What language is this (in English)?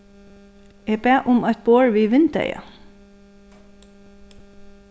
Faroese